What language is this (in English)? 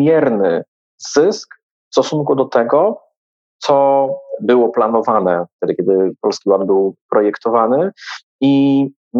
Polish